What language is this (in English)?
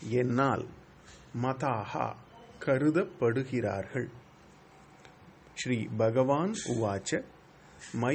Tamil